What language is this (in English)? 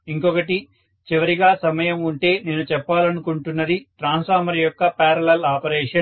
Telugu